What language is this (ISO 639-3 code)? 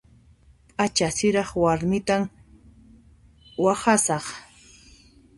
qxp